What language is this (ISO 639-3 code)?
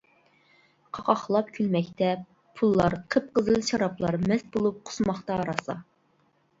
uig